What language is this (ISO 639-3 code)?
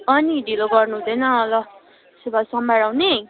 nep